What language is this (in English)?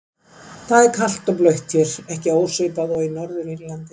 Icelandic